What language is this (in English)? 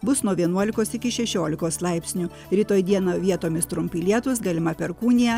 Lithuanian